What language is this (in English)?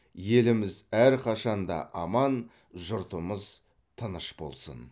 Kazakh